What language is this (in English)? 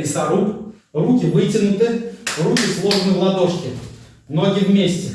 Russian